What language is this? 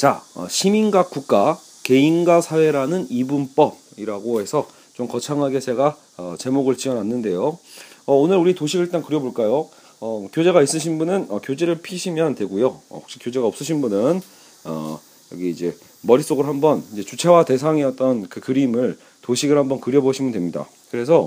Korean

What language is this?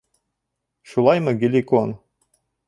Bashkir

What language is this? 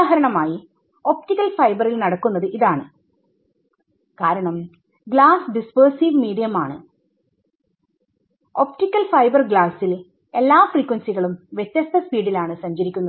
Malayalam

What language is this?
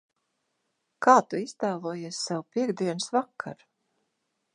Latvian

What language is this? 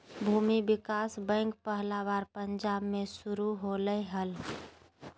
Magahi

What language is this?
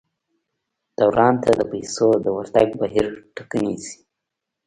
Pashto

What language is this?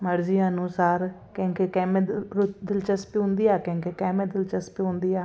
Sindhi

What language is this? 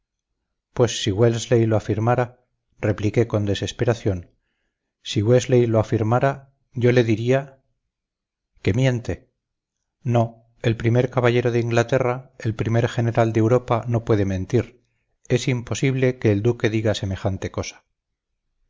Spanish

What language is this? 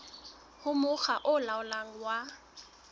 Southern Sotho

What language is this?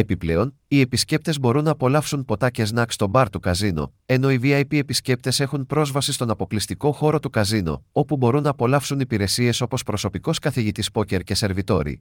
Greek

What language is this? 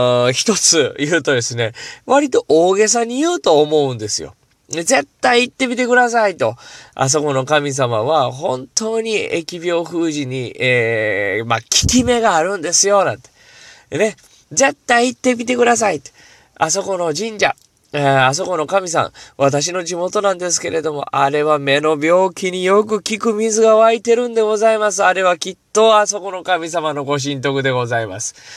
Japanese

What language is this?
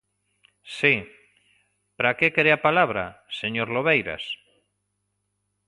Galician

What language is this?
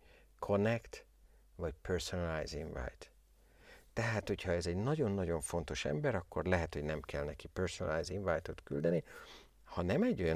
Hungarian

